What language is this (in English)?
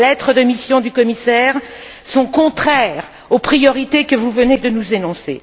French